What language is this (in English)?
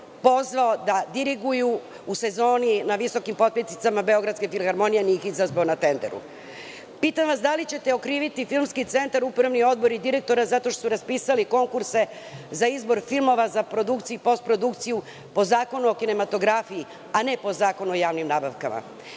Serbian